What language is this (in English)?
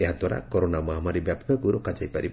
Odia